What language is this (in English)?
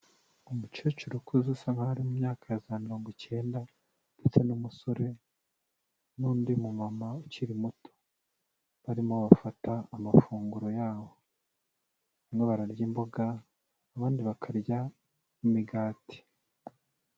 Kinyarwanda